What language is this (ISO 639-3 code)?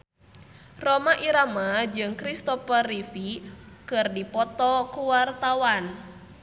sun